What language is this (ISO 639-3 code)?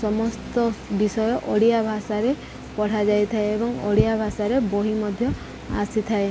ori